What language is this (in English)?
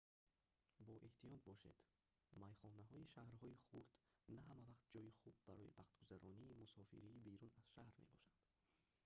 Tajik